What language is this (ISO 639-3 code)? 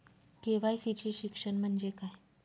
mar